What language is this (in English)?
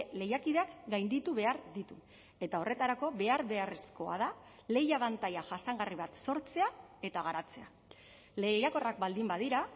Basque